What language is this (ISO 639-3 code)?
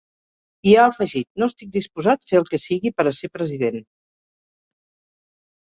cat